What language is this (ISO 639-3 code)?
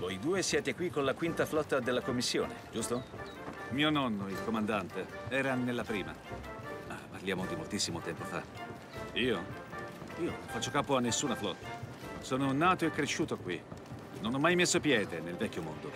ita